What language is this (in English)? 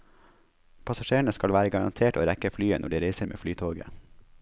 Norwegian